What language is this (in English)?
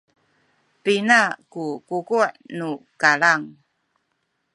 Sakizaya